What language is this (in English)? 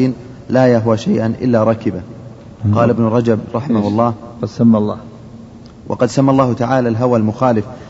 Arabic